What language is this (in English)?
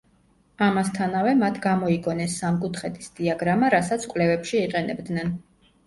Georgian